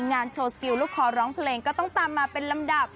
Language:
Thai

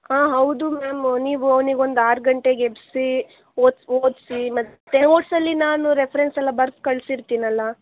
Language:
Kannada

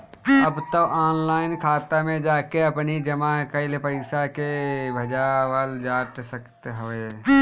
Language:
Bhojpuri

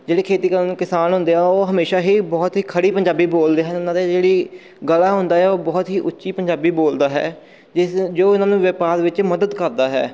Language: Punjabi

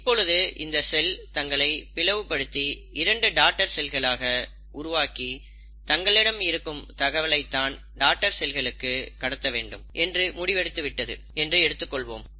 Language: Tamil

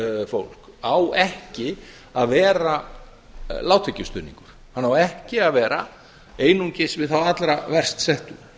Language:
Icelandic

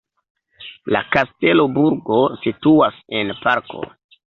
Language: Esperanto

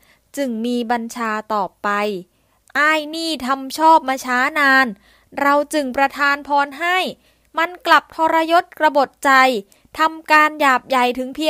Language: Thai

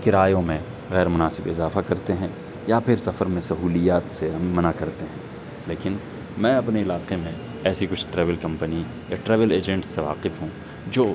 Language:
Urdu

